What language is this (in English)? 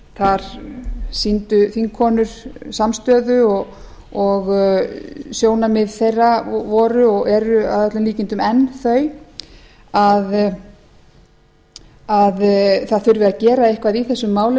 Icelandic